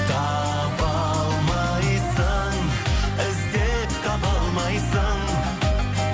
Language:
Kazakh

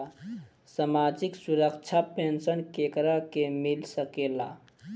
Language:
Bhojpuri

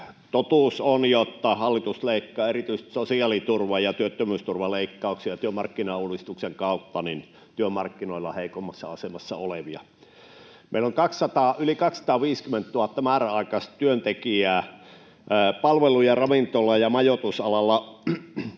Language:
Finnish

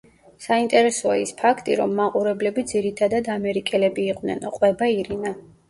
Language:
Georgian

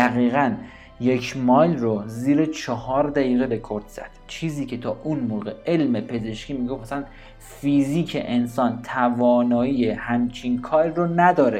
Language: Persian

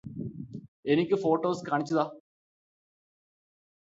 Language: Malayalam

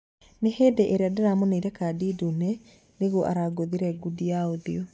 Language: Kikuyu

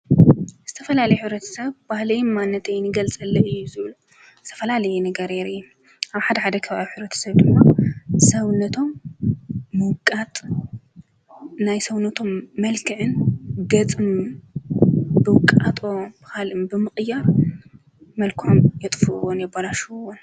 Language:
Tigrinya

